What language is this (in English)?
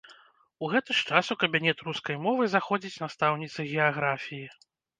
Belarusian